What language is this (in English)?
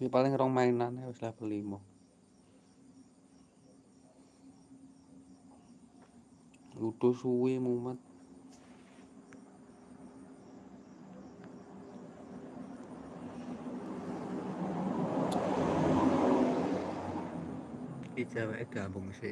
Indonesian